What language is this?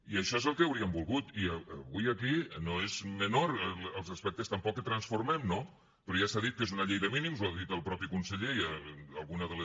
Catalan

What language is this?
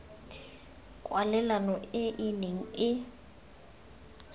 Tswana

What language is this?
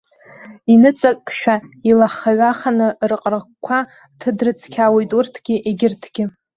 Abkhazian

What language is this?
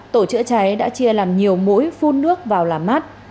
Vietnamese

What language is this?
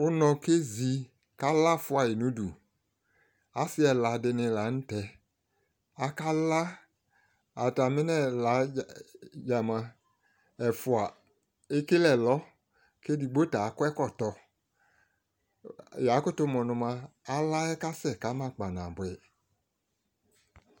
Ikposo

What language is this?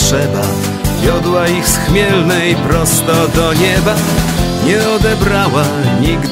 Polish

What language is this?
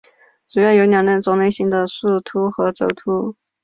Chinese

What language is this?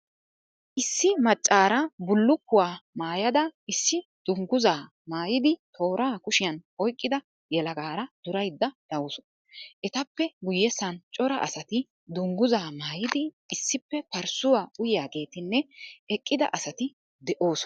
Wolaytta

